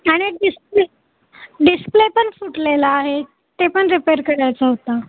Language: Marathi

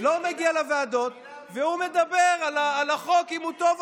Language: Hebrew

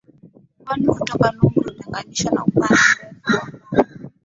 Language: Swahili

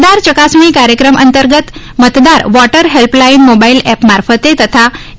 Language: Gujarati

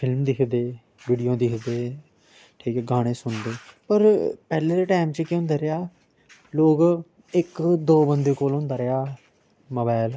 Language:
Dogri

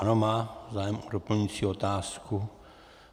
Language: Czech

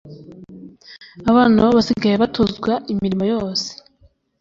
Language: Kinyarwanda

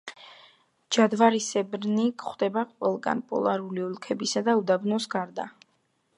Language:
Georgian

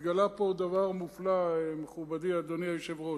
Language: Hebrew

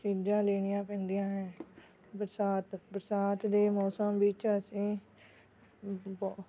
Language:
Punjabi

